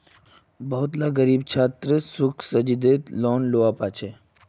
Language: Magahi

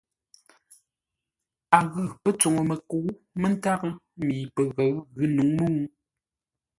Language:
Ngombale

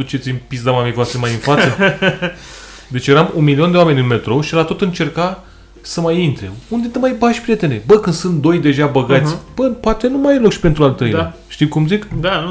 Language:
Romanian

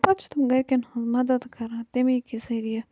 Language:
Kashmiri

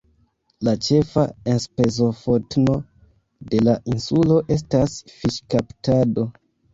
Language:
Esperanto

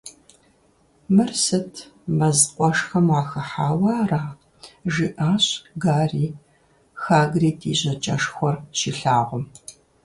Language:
Kabardian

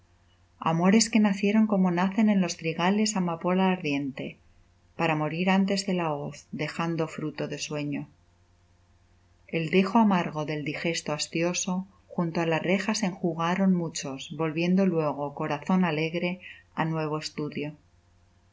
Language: Spanish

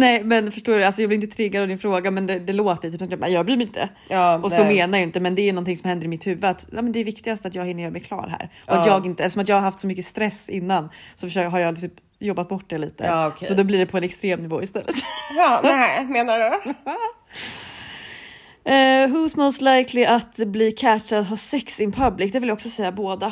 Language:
Swedish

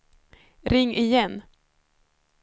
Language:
Swedish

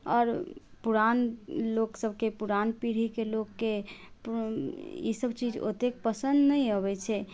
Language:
Maithili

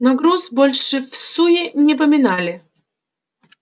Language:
Russian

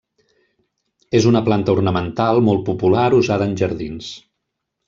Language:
Catalan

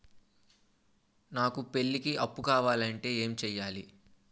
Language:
Telugu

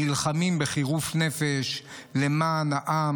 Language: Hebrew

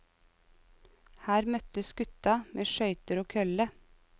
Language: Norwegian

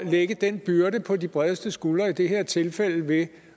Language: Danish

